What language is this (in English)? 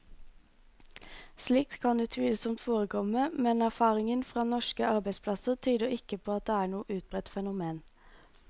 Norwegian